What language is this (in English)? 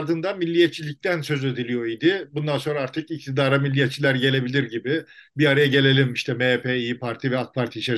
Turkish